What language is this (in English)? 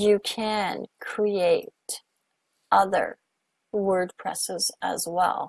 English